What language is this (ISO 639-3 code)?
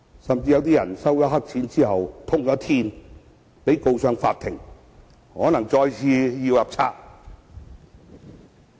yue